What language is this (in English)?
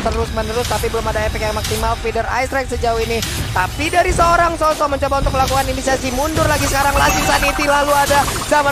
Indonesian